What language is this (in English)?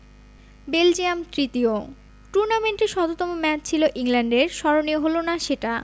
Bangla